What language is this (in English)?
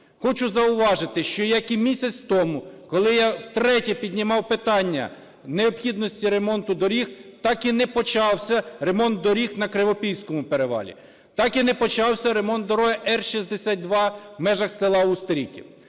Ukrainian